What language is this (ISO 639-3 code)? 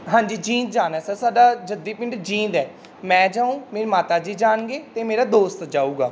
pan